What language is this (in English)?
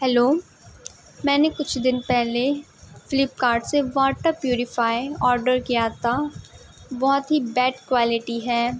Urdu